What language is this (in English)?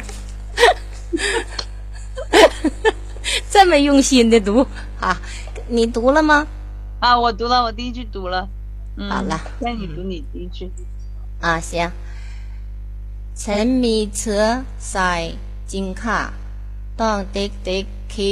Chinese